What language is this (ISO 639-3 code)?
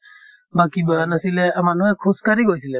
asm